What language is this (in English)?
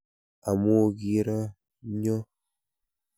Kalenjin